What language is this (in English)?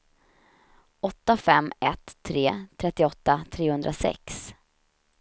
Swedish